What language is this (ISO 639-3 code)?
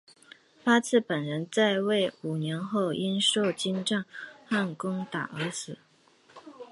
zho